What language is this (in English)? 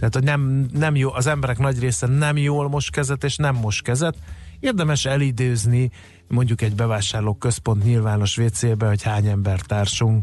Hungarian